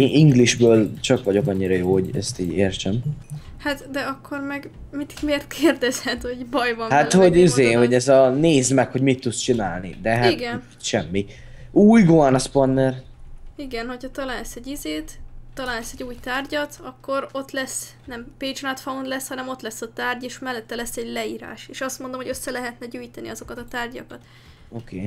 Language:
Hungarian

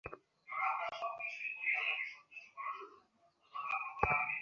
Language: Bangla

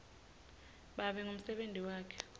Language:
Swati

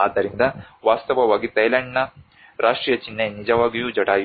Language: Kannada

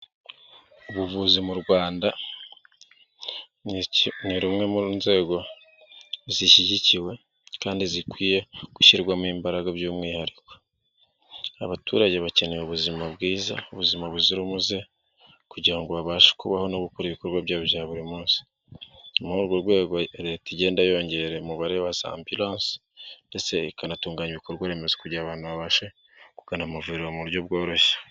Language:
Kinyarwanda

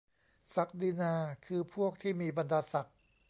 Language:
Thai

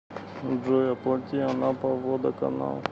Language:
Russian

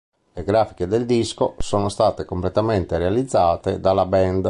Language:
Italian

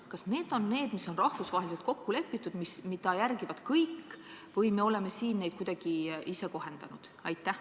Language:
Estonian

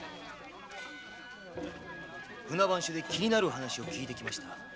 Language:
Japanese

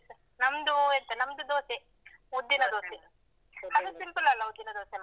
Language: Kannada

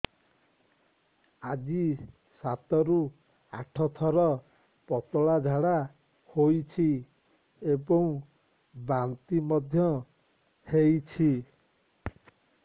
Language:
Odia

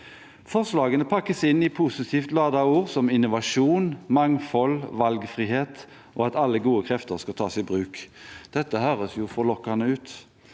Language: Norwegian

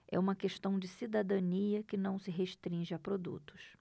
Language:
Portuguese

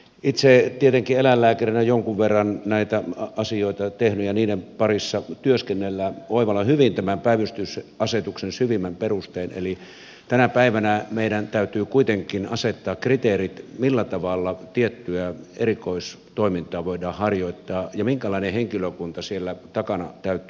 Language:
Finnish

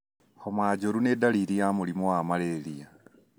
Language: Kikuyu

